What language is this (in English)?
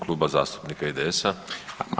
Croatian